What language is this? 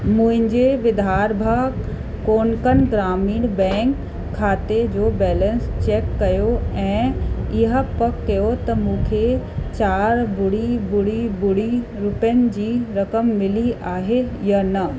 Sindhi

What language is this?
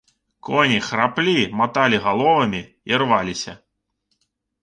Belarusian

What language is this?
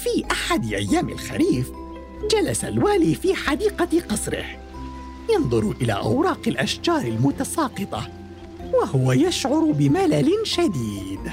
Arabic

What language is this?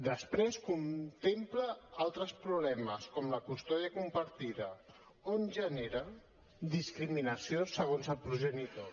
Catalan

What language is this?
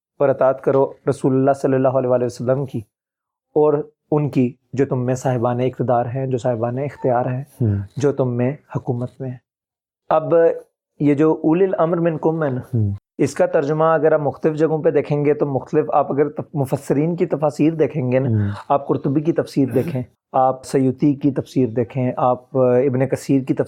Urdu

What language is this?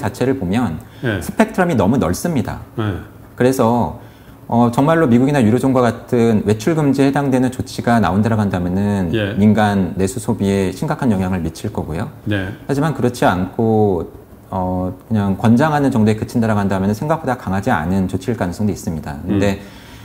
Korean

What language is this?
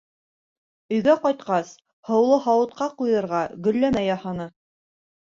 Bashkir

